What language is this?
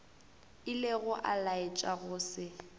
Northern Sotho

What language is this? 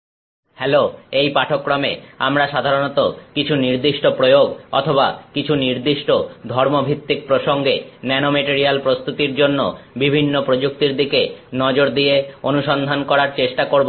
Bangla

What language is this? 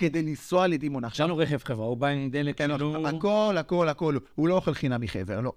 Hebrew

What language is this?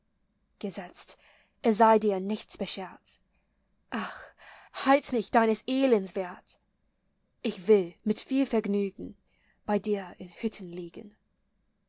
German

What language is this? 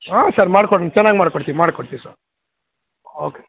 Kannada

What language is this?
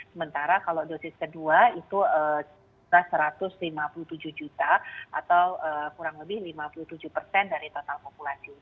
Indonesian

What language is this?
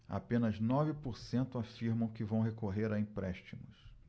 Portuguese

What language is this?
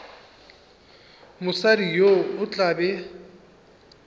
Northern Sotho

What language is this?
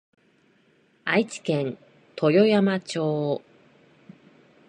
Japanese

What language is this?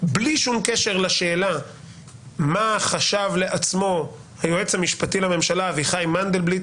Hebrew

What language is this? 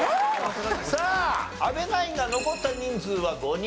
Japanese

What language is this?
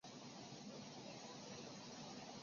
Chinese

